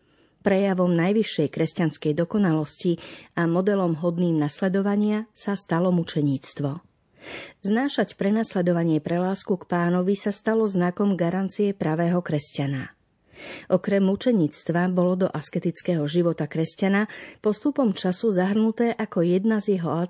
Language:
Slovak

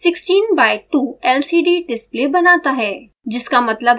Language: Hindi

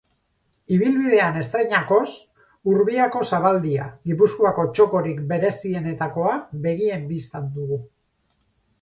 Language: Basque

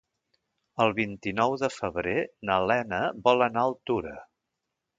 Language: Catalan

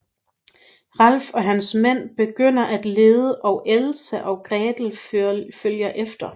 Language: Danish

